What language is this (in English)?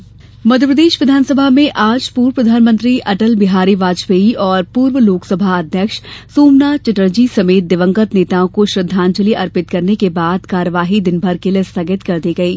Hindi